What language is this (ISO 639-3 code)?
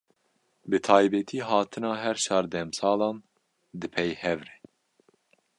kur